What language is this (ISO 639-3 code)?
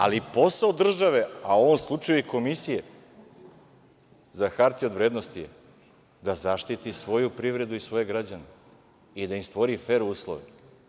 srp